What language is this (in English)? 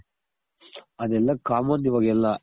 Kannada